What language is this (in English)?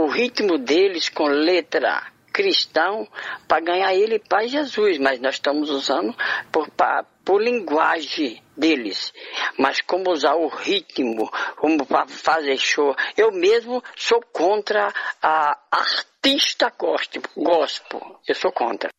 Portuguese